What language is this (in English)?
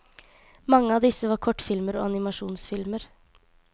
Norwegian